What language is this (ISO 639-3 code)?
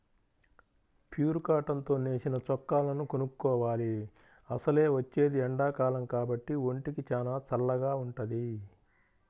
tel